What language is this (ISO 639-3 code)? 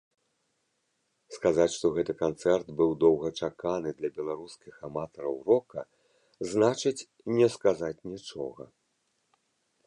bel